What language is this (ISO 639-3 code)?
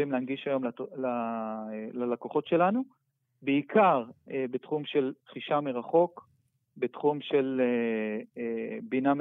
heb